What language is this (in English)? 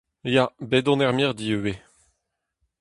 Breton